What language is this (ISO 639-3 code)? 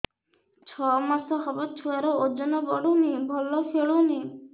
ori